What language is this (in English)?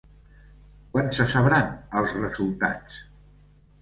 Catalan